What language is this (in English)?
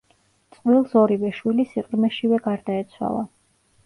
Georgian